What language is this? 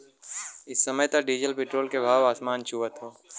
Bhojpuri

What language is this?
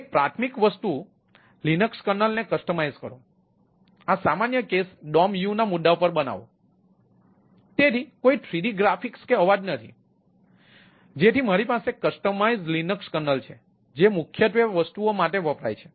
Gujarati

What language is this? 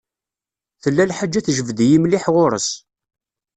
Kabyle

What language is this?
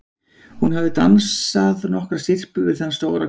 Icelandic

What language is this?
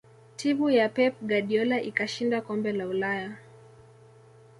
Swahili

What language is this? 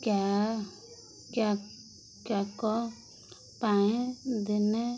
Odia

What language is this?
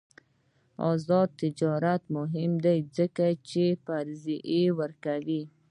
Pashto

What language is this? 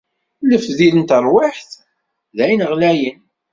Kabyle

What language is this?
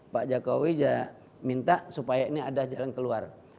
Indonesian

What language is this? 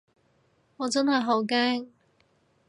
Cantonese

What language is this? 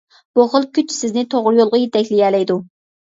Uyghur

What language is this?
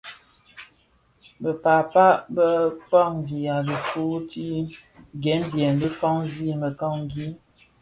Bafia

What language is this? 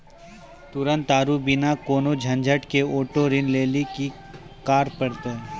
Maithili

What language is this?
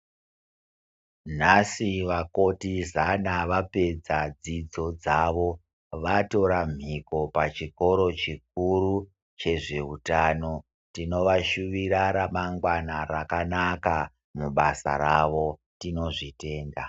Ndau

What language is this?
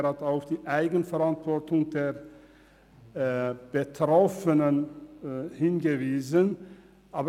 Swiss German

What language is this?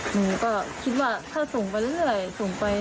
Thai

